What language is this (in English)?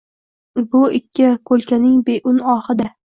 Uzbek